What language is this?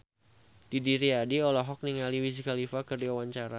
Sundanese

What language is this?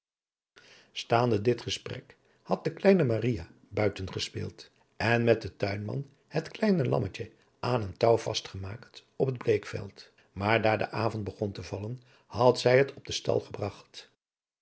Dutch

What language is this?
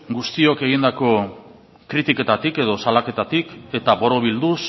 Basque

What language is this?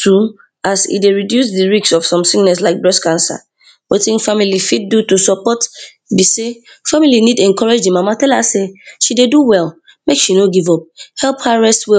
Nigerian Pidgin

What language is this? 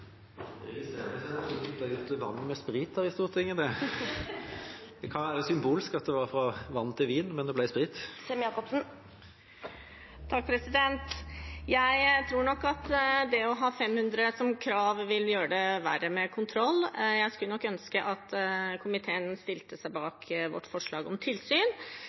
Norwegian Bokmål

